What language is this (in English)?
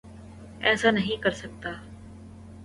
Urdu